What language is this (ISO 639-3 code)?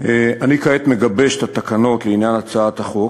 heb